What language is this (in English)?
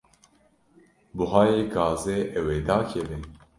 Kurdish